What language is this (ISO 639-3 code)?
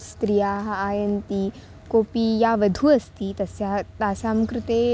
san